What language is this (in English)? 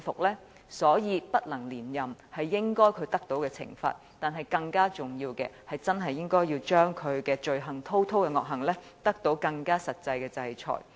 Cantonese